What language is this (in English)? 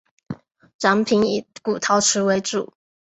Chinese